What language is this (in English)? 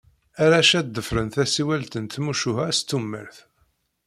Kabyle